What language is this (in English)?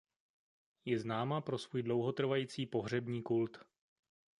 Czech